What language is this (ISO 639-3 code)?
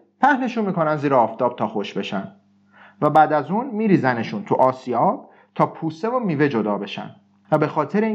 fas